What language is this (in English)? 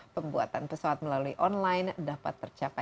Indonesian